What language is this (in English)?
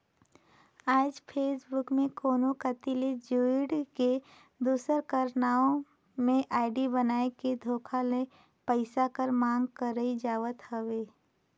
Chhattisgarhi